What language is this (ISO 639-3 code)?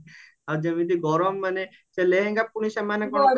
ori